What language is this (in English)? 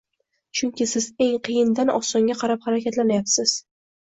Uzbek